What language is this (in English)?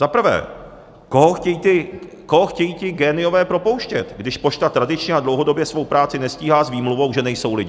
Czech